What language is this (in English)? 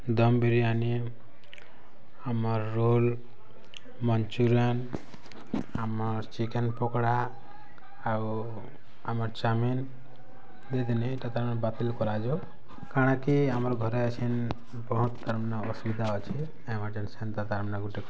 Odia